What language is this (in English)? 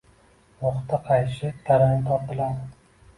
Uzbek